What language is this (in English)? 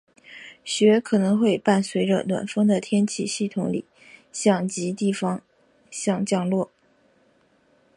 Chinese